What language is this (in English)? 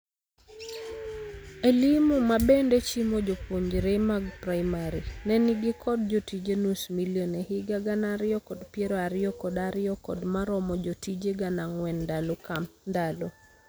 Luo (Kenya and Tanzania)